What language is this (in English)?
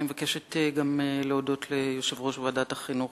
Hebrew